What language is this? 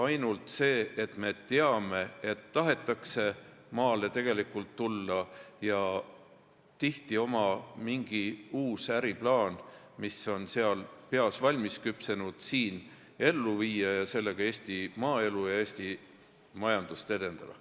Estonian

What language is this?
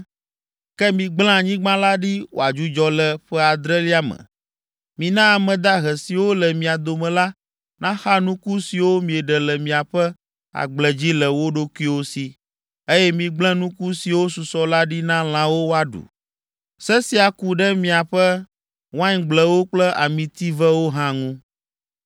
Ewe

